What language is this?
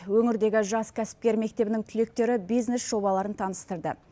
Kazakh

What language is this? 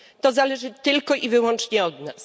Polish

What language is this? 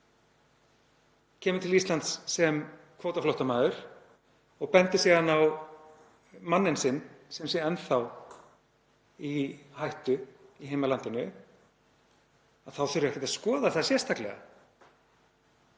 Icelandic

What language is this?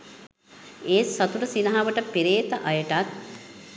Sinhala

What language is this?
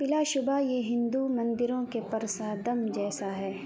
Urdu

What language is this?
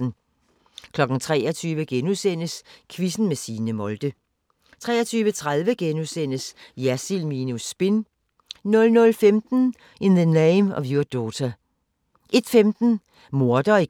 Danish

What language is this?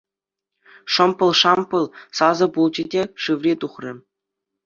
Chuvash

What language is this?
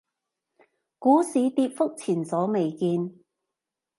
Cantonese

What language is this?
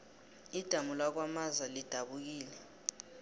South Ndebele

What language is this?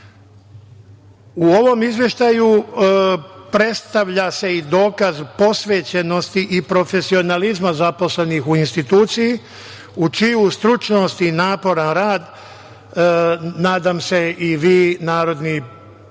Serbian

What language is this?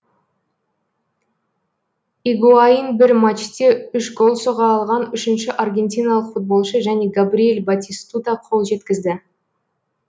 Kazakh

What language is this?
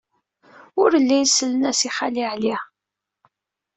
Kabyle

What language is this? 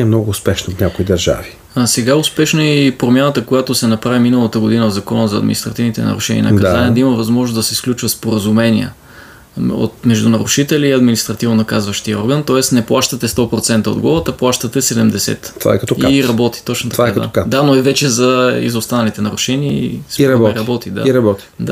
Bulgarian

